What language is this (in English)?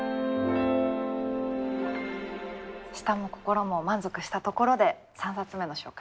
Japanese